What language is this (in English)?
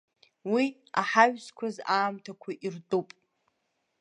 Abkhazian